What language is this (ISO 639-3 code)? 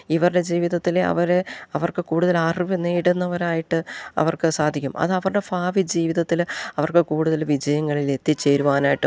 mal